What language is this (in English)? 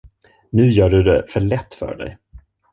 Swedish